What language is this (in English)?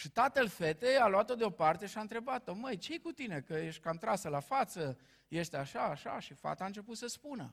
Romanian